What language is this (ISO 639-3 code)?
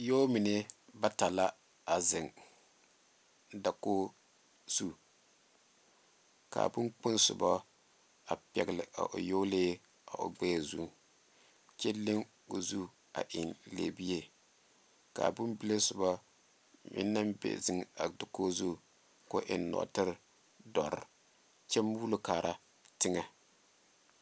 dga